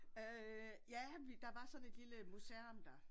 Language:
Danish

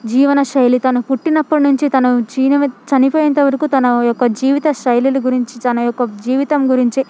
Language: Telugu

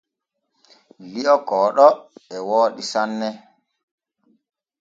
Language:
Borgu Fulfulde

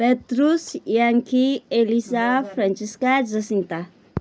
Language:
Nepali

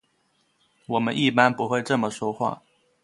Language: Chinese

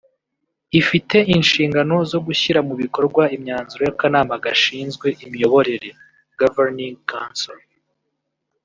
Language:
Kinyarwanda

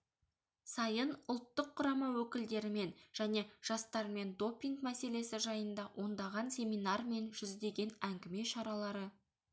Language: Kazakh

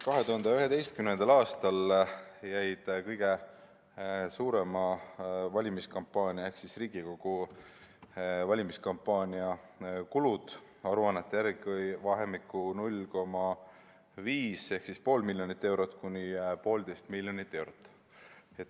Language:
Estonian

